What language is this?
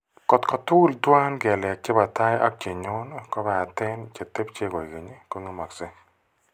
Kalenjin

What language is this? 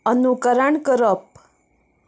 Konkani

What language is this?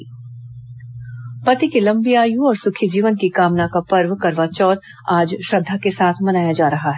Hindi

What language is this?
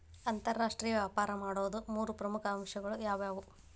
Kannada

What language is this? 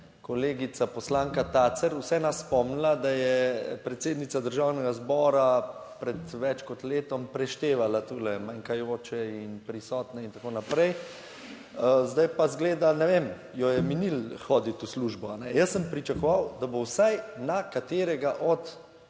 Slovenian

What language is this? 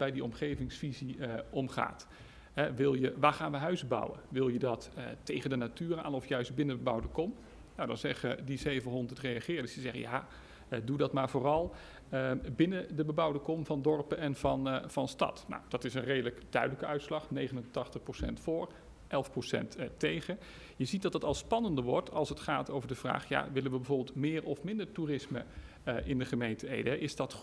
Dutch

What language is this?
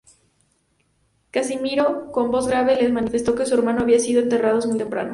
Spanish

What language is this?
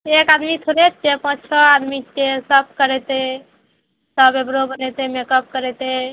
Maithili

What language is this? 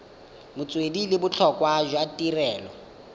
Tswana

